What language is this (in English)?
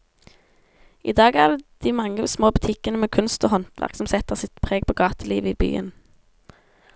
Norwegian